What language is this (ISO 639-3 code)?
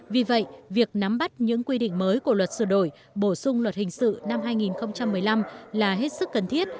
vie